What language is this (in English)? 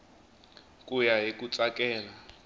Tsonga